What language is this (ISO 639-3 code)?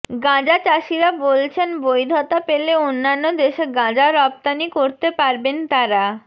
ben